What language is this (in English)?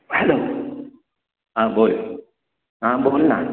Marathi